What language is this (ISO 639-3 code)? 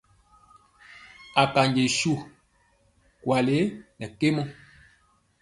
mcx